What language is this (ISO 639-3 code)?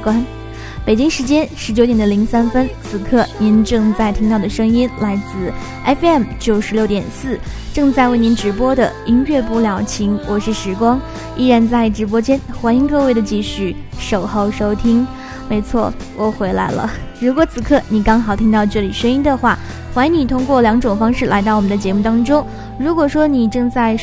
zho